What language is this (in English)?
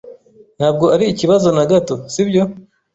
Kinyarwanda